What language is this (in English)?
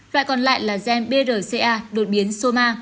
Vietnamese